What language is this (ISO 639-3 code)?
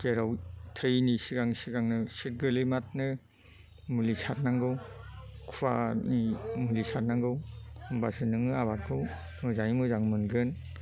brx